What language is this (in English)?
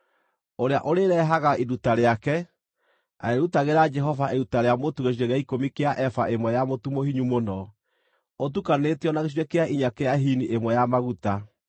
Kikuyu